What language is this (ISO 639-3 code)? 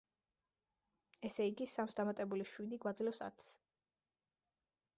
kat